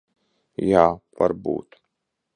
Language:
Latvian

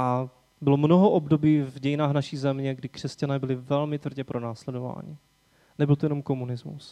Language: Czech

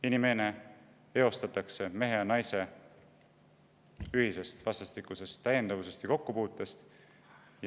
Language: Estonian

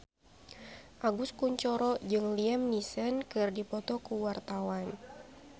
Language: Sundanese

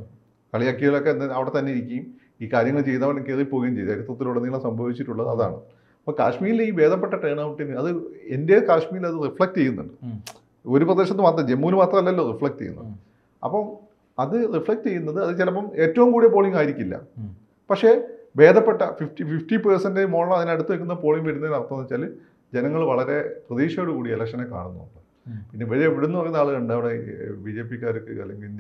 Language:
Malayalam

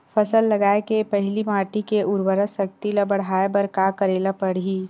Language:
Chhattisgarhi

